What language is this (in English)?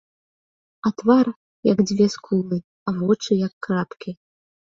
Belarusian